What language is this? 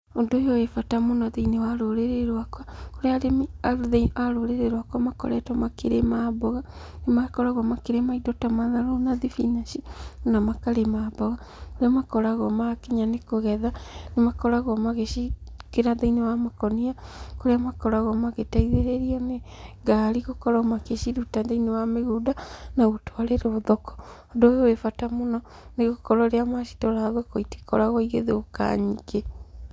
Kikuyu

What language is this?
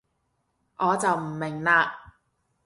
Cantonese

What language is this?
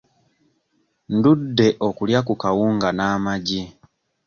Ganda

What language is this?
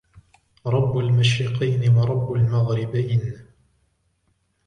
Arabic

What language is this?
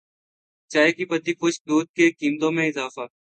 Urdu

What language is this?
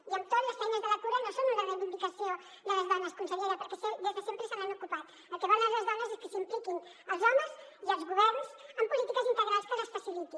Catalan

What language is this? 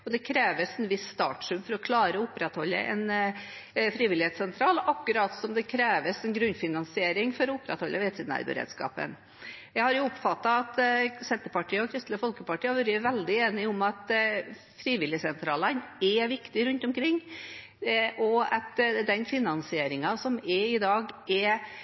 Norwegian Bokmål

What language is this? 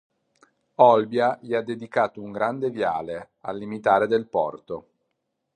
Italian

